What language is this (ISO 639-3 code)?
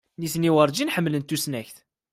kab